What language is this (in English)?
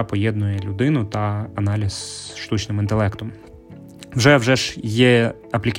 Ukrainian